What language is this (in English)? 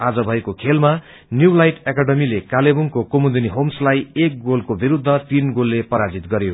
Nepali